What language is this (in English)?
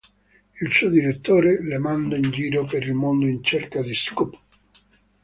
Italian